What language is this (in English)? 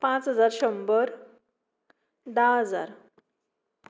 Konkani